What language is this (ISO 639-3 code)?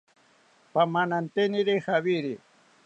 cpy